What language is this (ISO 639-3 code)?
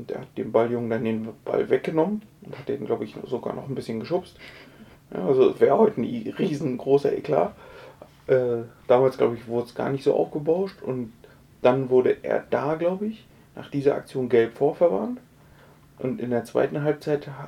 deu